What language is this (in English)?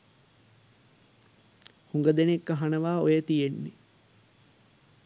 Sinhala